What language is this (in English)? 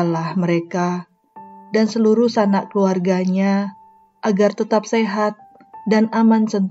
Indonesian